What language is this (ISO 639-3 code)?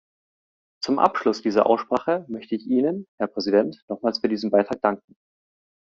deu